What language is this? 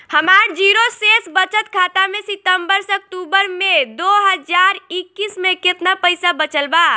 Bhojpuri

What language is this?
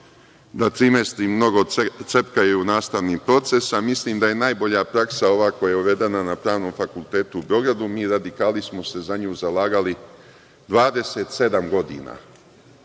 Serbian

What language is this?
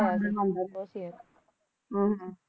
Punjabi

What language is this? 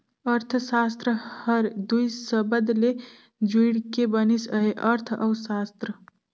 Chhattisgarhi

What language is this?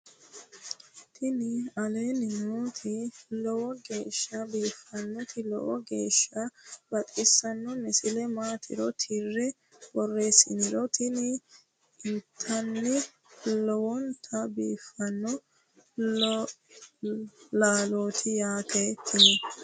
Sidamo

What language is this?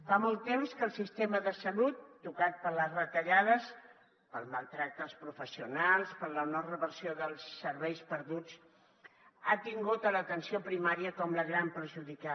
Catalan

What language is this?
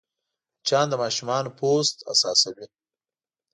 Pashto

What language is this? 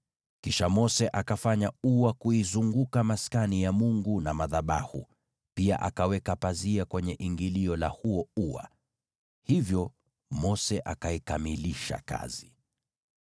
Swahili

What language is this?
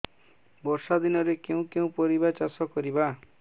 Odia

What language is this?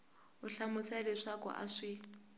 Tsonga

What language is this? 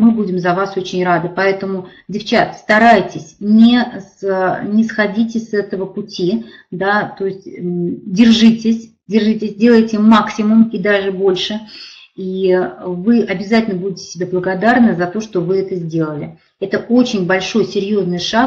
Russian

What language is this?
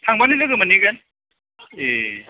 Bodo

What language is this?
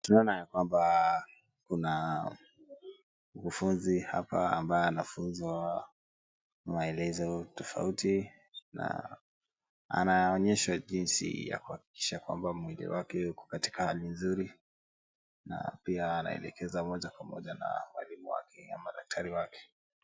Swahili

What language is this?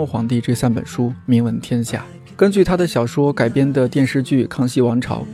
Chinese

